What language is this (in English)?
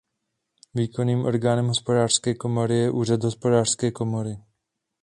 Czech